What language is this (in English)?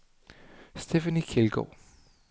Danish